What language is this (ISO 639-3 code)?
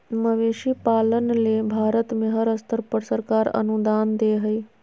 mag